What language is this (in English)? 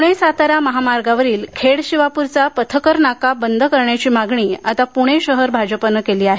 Marathi